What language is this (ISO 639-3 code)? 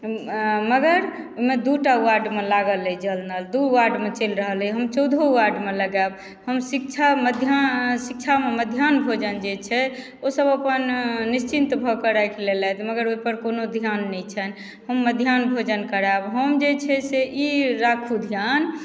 mai